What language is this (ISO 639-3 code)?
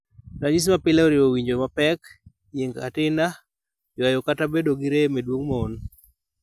luo